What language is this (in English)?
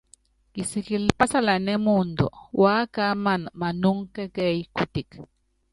Yangben